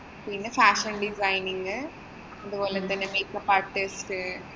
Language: Malayalam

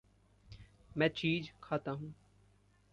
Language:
Hindi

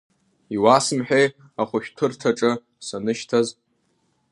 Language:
Abkhazian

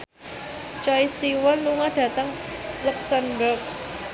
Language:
Javanese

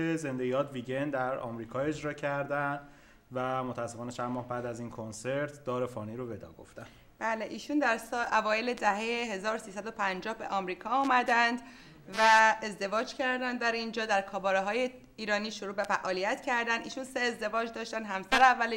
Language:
Persian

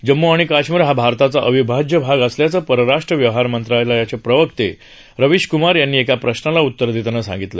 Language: Marathi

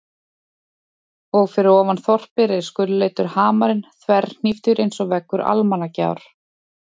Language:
Icelandic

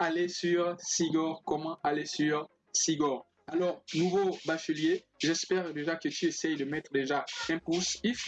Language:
French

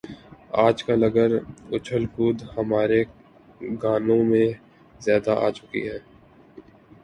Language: Urdu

